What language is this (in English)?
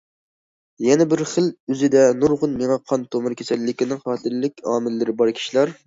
Uyghur